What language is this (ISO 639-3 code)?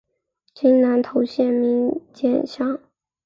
zho